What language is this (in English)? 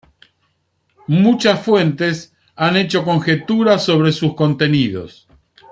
Spanish